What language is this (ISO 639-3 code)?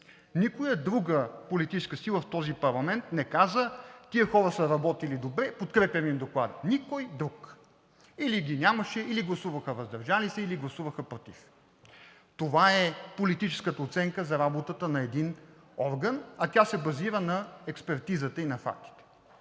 bul